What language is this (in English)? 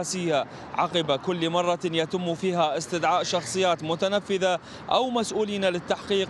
Arabic